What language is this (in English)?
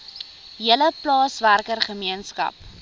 Afrikaans